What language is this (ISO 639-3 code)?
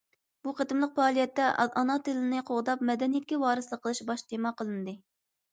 uig